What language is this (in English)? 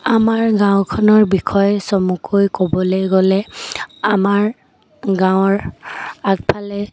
Assamese